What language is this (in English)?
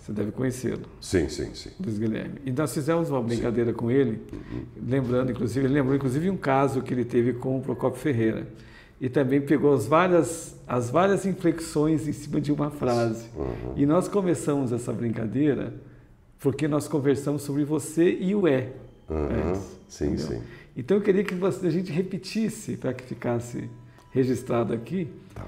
Portuguese